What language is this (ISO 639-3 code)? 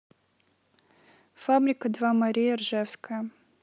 rus